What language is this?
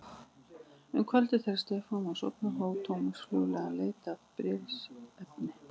Icelandic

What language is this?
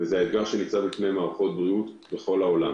Hebrew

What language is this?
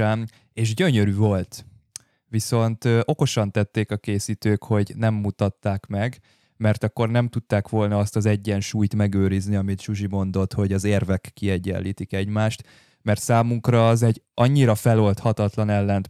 Hungarian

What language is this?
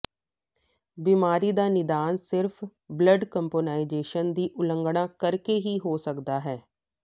Punjabi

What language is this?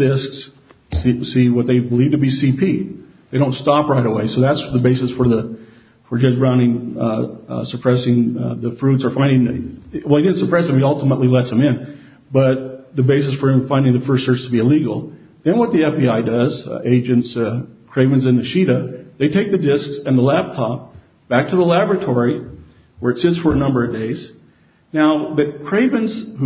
English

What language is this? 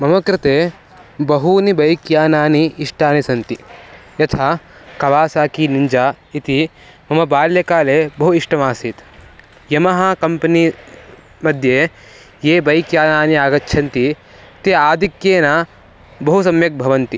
Sanskrit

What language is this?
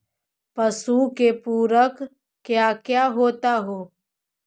Magahi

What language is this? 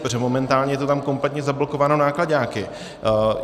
Czech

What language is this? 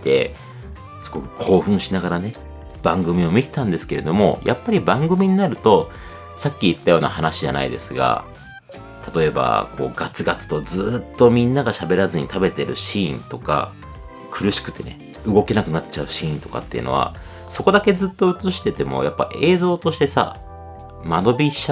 Japanese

